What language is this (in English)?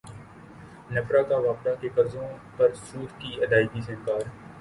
Urdu